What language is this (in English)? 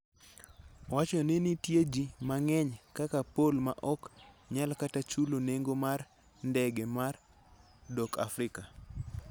Luo (Kenya and Tanzania)